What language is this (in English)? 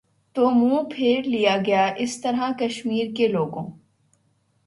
Urdu